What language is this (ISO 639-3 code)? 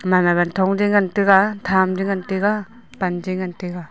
nnp